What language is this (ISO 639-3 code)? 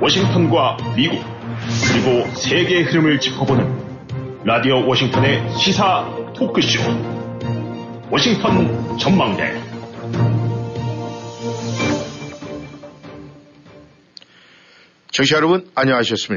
kor